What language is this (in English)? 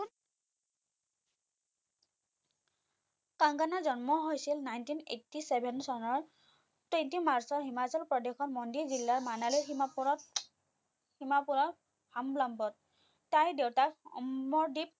Assamese